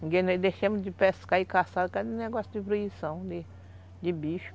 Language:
Portuguese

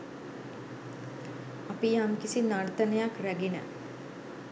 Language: Sinhala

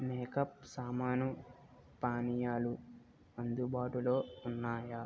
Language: Telugu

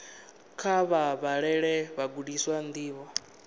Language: Venda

